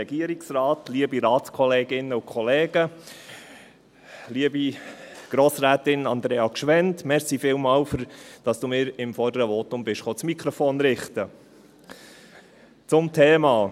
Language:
Swiss German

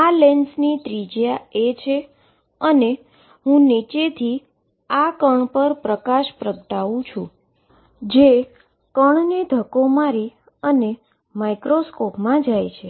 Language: Gujarati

